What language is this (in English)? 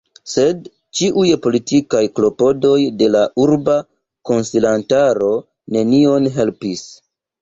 Esperanto